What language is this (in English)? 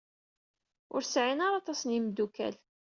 Kabyle